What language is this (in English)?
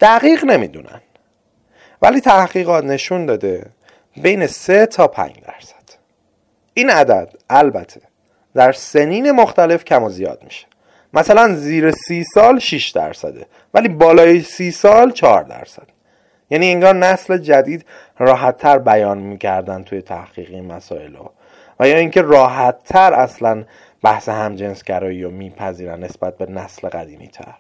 Persian